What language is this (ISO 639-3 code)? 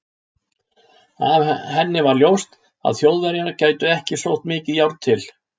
isl